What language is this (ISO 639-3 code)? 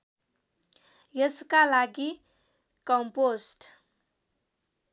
nep